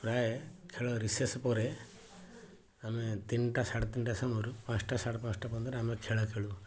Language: Odia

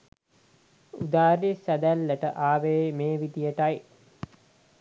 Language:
Sinhala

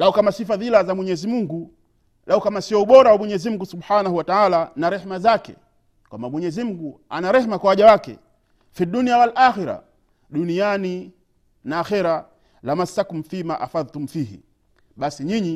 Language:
Swahili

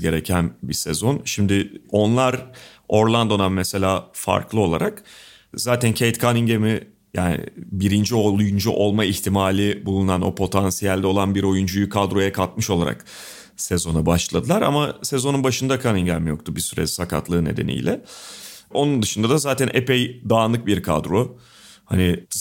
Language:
Turkish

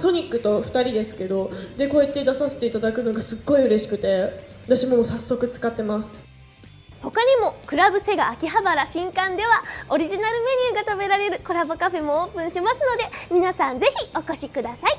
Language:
Japanese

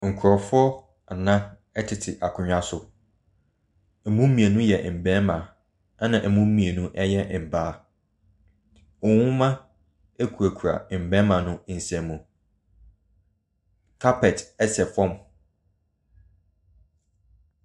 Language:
Akan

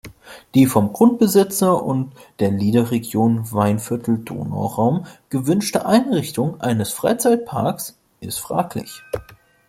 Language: German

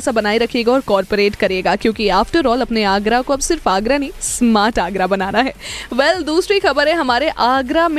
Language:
Hindi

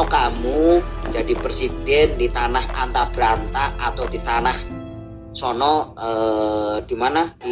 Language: Indonesian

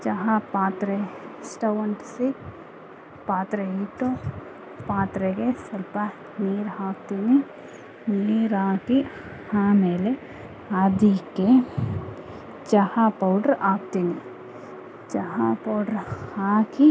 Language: Kannada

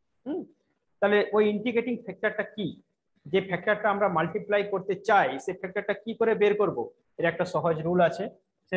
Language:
Hindi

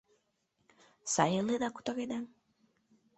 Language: Mari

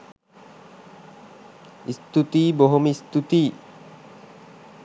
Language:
Sinhala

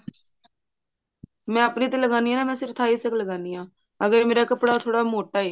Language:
Punjabi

